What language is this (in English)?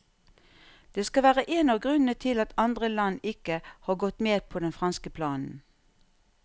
Norwegian